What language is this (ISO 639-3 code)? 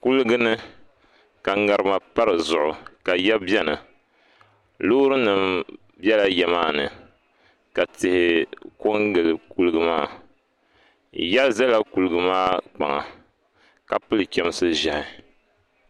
dag